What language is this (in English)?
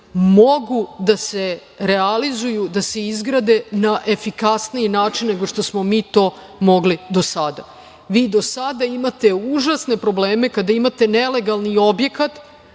Serbian